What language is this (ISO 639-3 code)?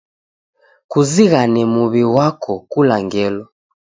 dav